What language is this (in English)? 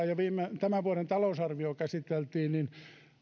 Finnish